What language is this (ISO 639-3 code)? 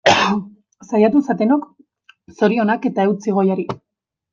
eus